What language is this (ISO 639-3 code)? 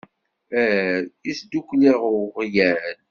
kab